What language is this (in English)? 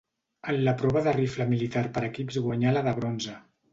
Catalan